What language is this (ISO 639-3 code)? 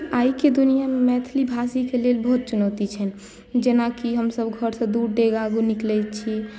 mai